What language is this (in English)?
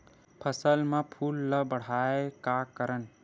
Chhattisgarhi